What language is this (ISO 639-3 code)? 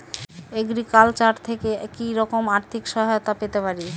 ben